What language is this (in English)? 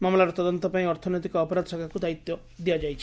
Odia